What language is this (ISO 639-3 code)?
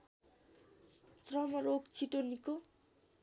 nep